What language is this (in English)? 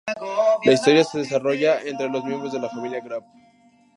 Spanish